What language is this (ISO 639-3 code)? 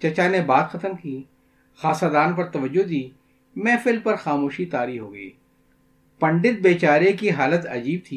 urd